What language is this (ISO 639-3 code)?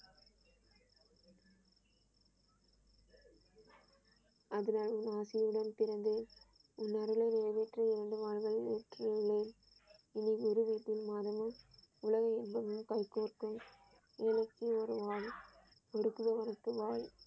tam